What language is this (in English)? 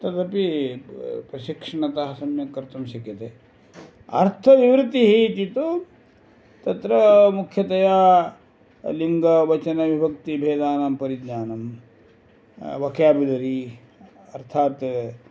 Sanskrit